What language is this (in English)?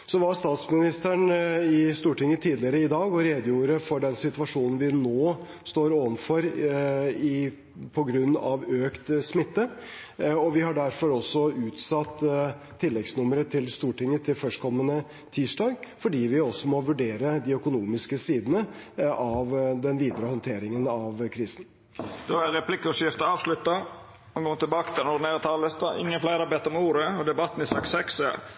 Norwegian